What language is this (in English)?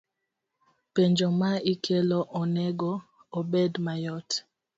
Luo (Kenya and Tanzania)